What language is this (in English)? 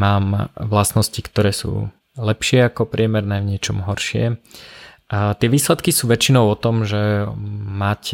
Slovak